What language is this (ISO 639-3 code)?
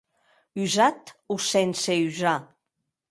oci